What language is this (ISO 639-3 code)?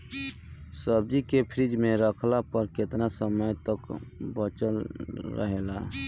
bho